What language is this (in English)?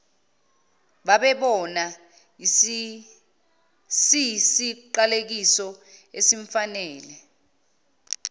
Zulu